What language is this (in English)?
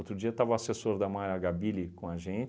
Portuguese